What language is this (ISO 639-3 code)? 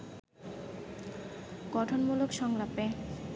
ben